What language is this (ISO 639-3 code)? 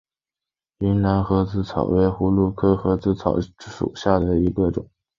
zho